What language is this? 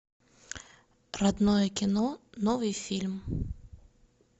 Russian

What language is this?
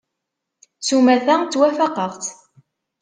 Kabyle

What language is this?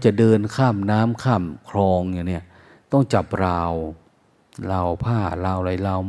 Thai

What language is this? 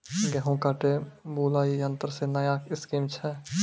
Maithili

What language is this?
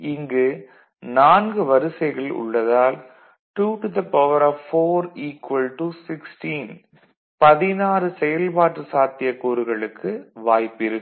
Tamil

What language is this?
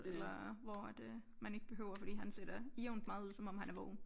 Danish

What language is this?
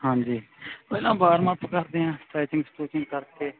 Punjabi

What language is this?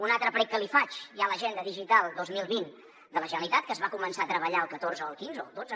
Catalan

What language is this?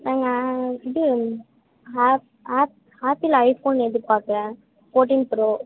Tamil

